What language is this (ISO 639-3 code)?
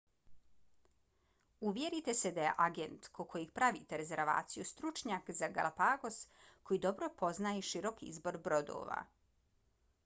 bos